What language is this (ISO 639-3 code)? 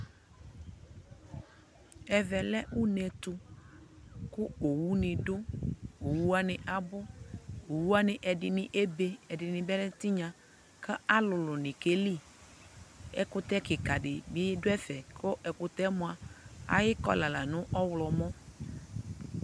kpo